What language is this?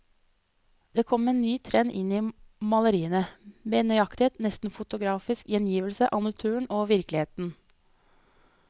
Norwegian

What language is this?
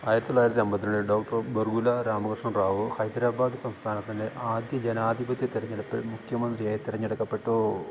Malayalam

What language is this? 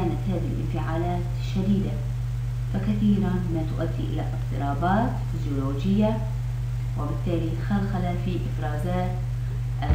Arabic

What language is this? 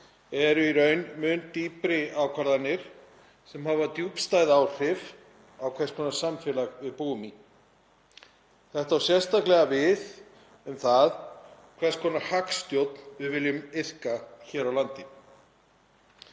Icelandic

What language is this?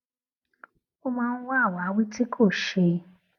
Yoruba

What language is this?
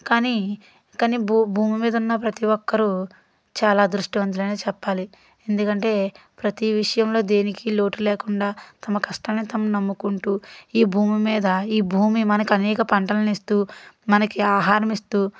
Telugu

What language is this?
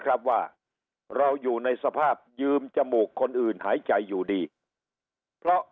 Thai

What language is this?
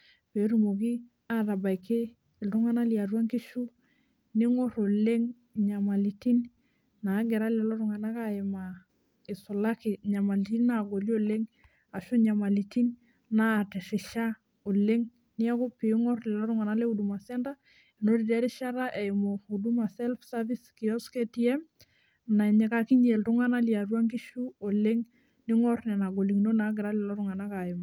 Masai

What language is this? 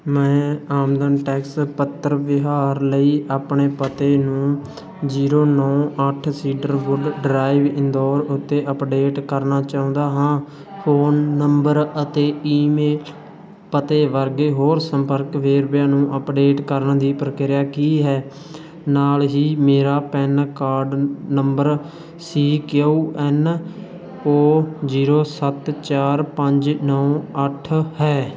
Punjabi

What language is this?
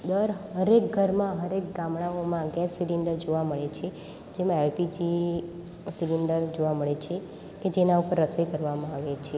Gujarati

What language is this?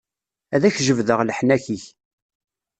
Kabyle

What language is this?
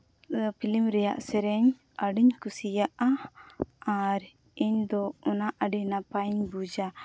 Santali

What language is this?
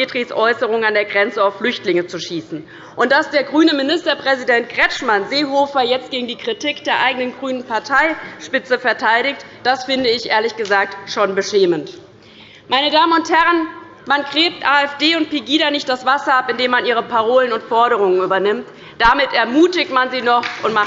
German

